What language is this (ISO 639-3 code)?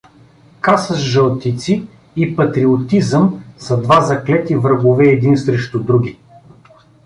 bul